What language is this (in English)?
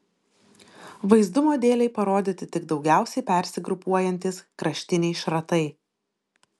Lithuanian